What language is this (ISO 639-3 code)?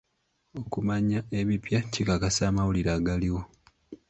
lug